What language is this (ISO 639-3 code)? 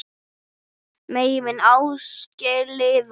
isl